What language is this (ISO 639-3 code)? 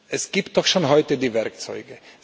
deu